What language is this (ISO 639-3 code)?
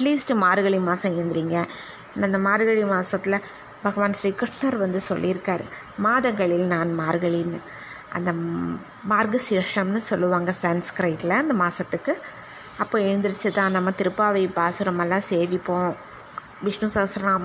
tam